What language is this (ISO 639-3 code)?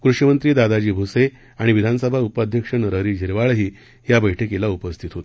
mar